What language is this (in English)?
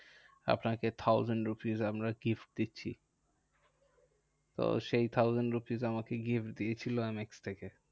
Bangla